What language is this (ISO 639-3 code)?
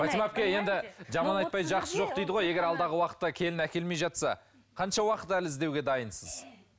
kaz